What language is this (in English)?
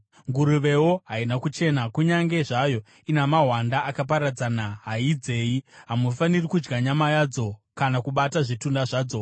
Shona